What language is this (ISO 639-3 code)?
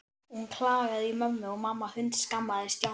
isl